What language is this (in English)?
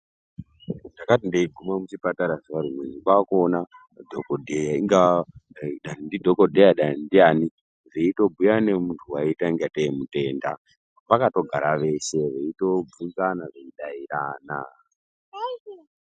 Ndau